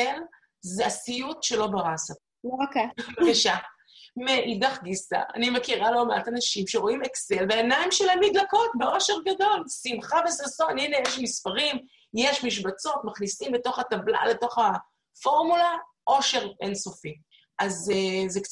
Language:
Hebrew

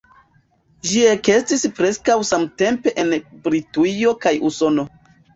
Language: Esperanto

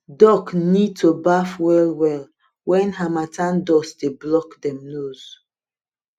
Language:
Nigerian Pidgin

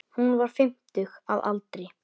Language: Icelandic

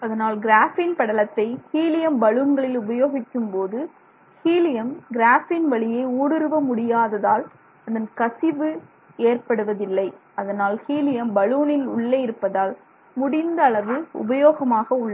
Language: Tamil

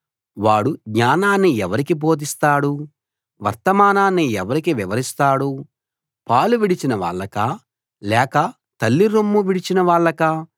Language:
Telugu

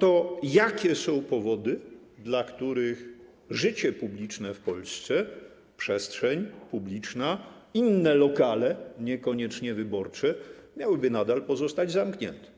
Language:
Polish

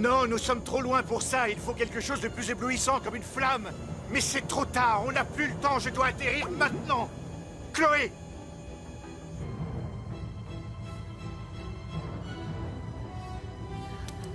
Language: French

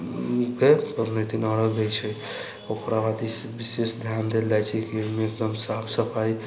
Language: Maithili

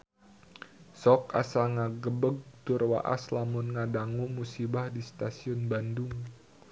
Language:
Sundanese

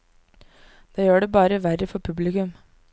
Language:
Norwegian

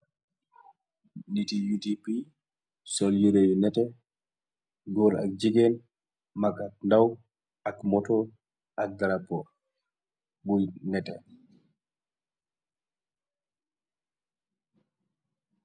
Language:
Wolof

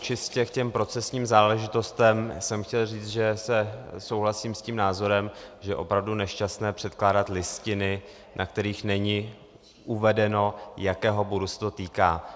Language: Czech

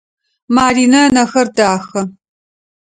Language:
Adyghe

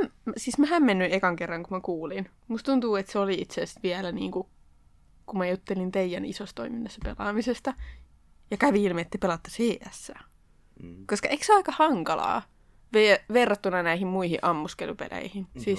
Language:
Finnish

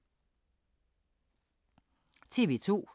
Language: Danish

